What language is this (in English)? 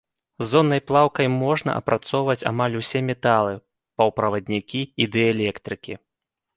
Belarusian